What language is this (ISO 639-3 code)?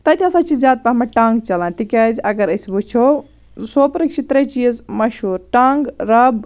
kas